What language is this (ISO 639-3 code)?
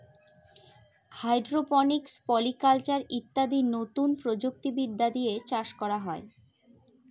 ben